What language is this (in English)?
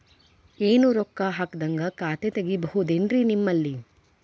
Kannada